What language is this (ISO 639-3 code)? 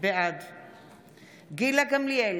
heb